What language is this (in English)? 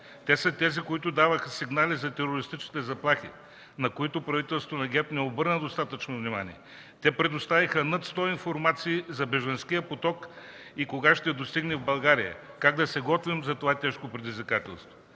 Bulgarian